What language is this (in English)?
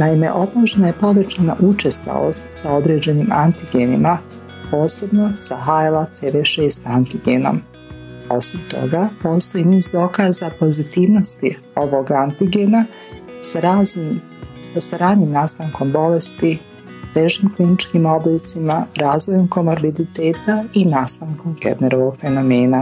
Croatian